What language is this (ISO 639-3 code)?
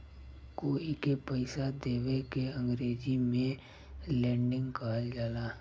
bho